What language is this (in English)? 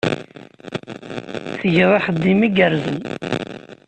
Kabyle